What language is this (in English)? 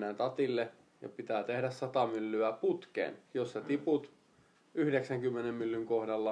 Finnish